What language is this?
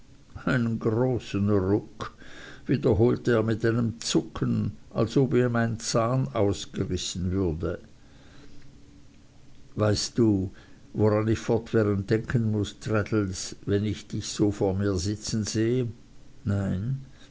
German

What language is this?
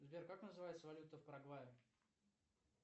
Russian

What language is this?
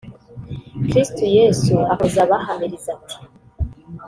Kinyarwanda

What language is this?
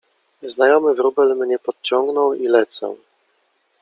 Polish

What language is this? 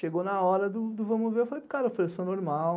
Portuguese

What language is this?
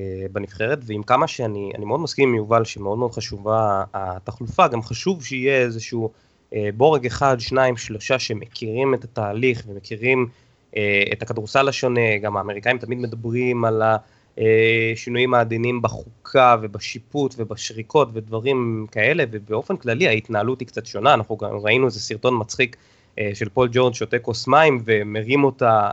Hebrew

